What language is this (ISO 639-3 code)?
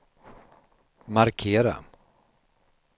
swe